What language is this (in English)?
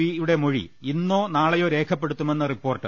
Malayalam